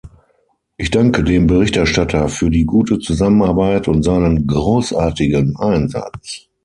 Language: German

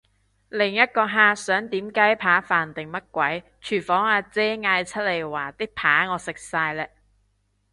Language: Cantonese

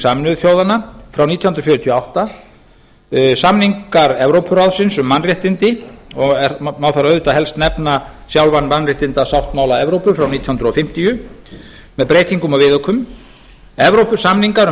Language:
Icelandic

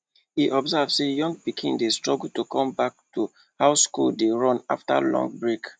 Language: Nigerian Pidgin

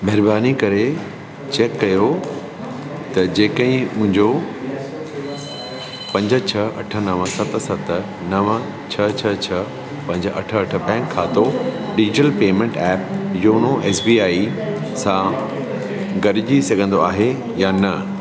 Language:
Sindhi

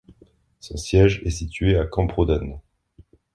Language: French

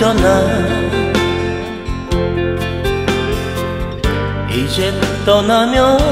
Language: Korean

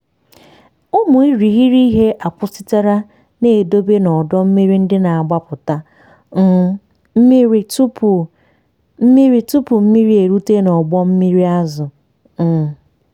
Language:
Igbo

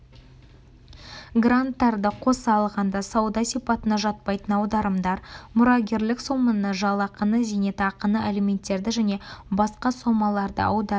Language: Kazakh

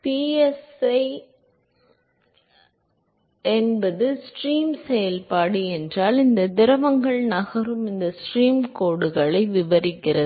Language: Tamil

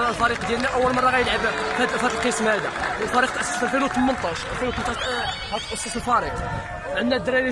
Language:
Arabic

